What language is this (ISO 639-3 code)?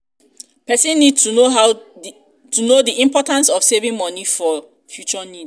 pcm